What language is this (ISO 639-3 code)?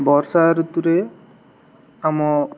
ori